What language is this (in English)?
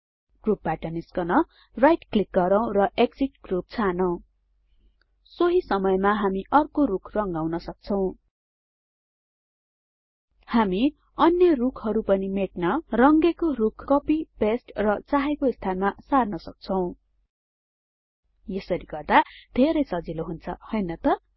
Nepali